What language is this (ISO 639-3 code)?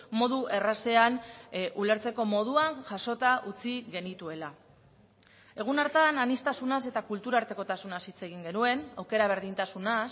eus